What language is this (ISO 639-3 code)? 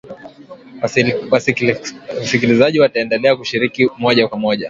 swa